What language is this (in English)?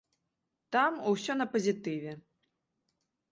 Belarusian